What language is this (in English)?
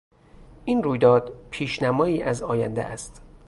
Persian